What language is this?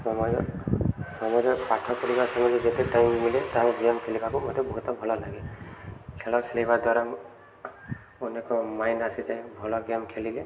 Odia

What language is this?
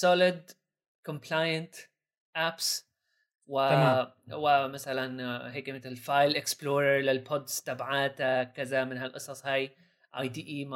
Arabic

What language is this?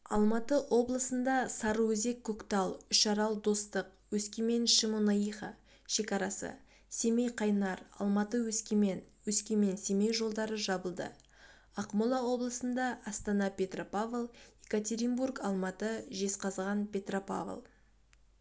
Kazakh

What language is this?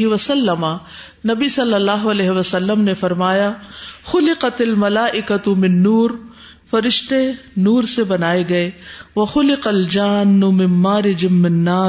Urdu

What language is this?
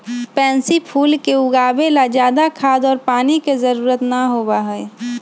Magahi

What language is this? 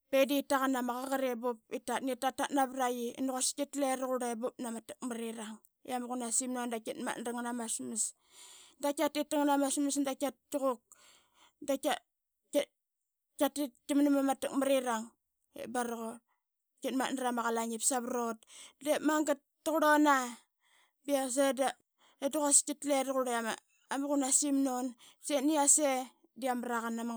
Qaqet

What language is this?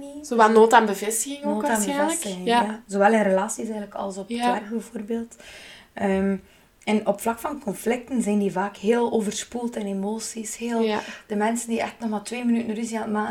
Dutch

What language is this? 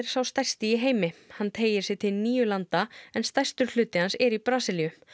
Icelandic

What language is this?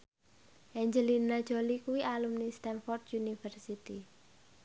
Javanese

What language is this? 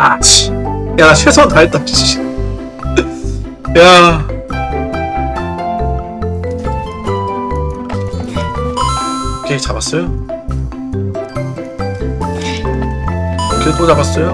Korean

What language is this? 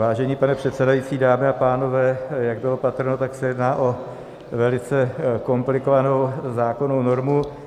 Czech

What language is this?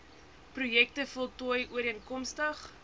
Afrikaans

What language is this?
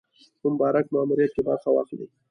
Pashto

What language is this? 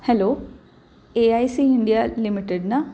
Marathi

